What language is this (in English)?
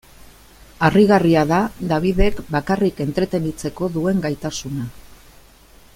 Basque